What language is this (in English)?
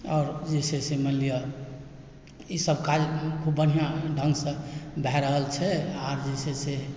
Maithili